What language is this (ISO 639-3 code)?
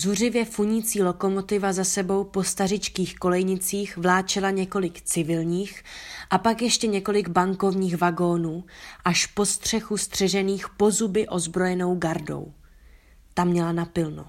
ces